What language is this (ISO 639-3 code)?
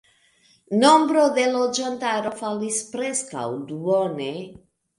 epo